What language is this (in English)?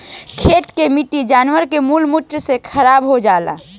Bhojpuri